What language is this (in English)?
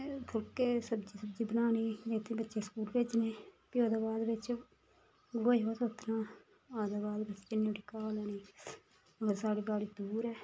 Dogri